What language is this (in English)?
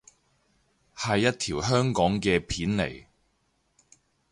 Cantonese